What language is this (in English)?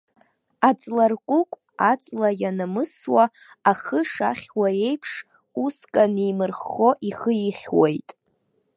Abkhazian